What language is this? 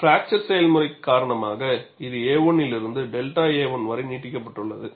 Tamil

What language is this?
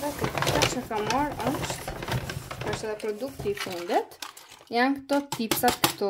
Romanian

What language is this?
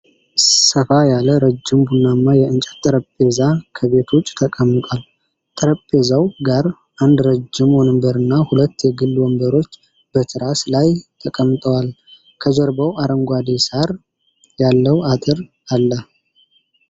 Amharic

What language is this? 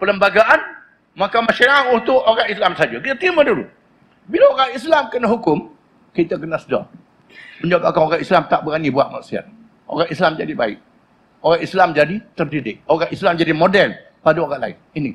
Malay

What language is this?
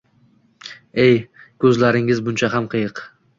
Uzbek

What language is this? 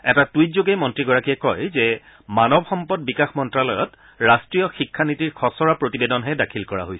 Assamese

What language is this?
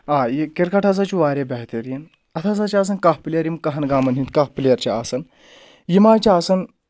Kashmiri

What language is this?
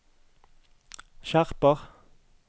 Norwegian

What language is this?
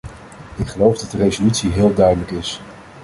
Dutch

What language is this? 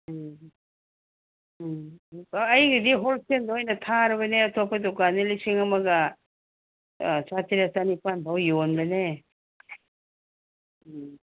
Manipuri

